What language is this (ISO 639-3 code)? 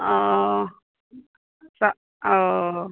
mai